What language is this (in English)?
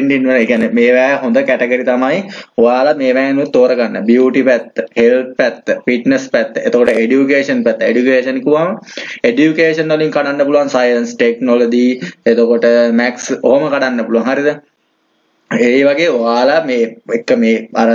Hindi